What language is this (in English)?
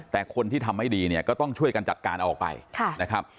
Thai